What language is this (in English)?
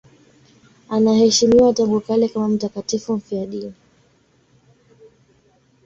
Swahili